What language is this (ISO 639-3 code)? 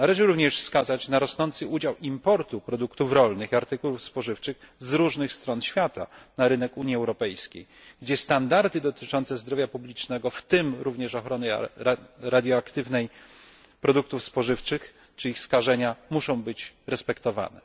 pol